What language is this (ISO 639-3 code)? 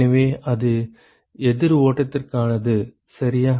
tam